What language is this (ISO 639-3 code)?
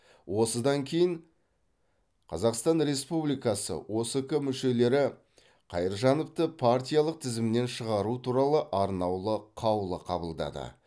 kaz